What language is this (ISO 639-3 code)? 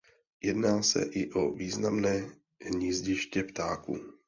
ces